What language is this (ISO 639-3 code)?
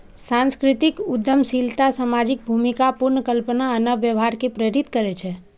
mai